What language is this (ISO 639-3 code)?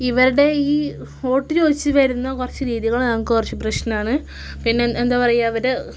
mal